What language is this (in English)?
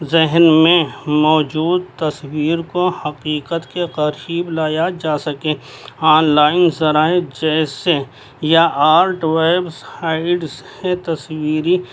Urdu